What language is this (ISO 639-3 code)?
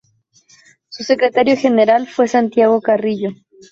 spa